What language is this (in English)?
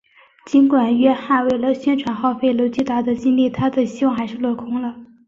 Chinese